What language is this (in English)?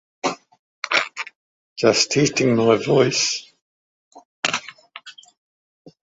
English